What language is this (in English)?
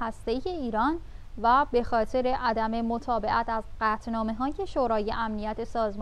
Persian